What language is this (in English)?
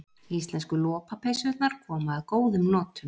Icelandic